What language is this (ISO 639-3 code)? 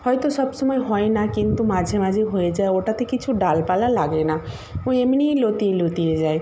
ben